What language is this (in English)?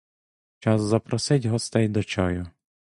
Ukrainian